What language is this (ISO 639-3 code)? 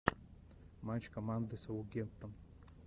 rus